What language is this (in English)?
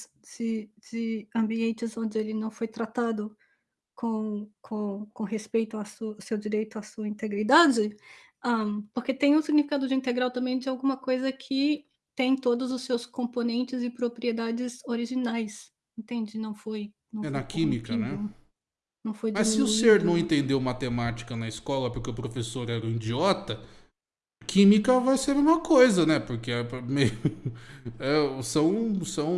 Portuguese